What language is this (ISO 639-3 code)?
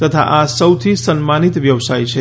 guj